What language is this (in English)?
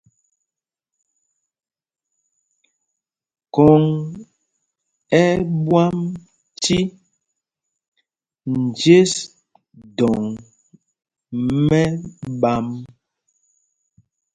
Mpumpong